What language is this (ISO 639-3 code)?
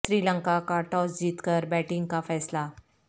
urd